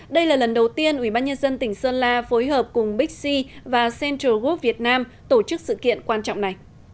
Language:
Vietnamese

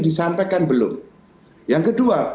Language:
Indonesian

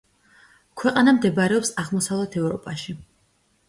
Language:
Georgian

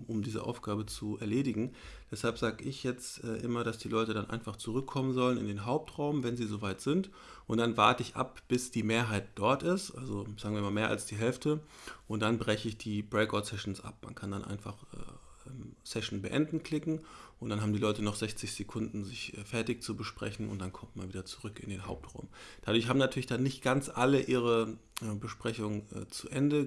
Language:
German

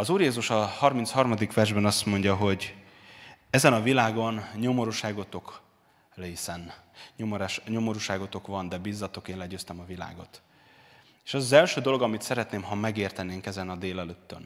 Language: Hungarian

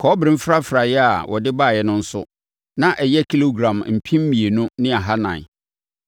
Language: Akan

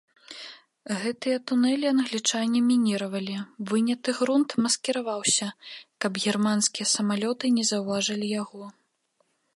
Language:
Belarusian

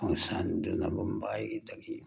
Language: Manipuri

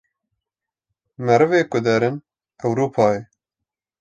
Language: Kurdish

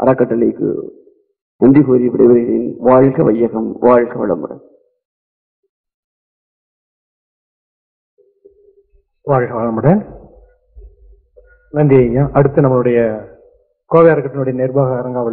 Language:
Latvian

